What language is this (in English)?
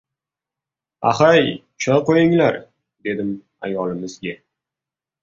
Uzbek